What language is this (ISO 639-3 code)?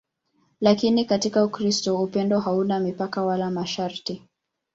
swa